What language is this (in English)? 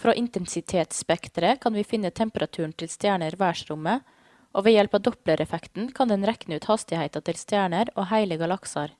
Norwegian